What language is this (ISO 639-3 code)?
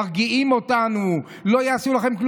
heb